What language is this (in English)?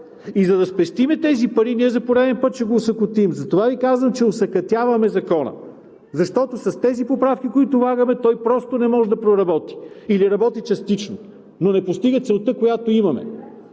Bulgarian